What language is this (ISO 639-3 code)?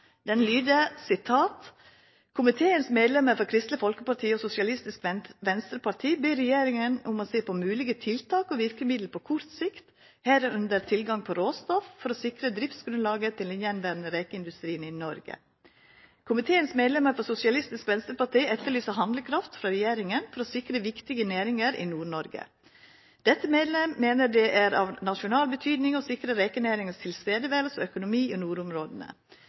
nno